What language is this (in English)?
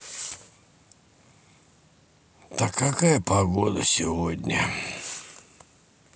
Russian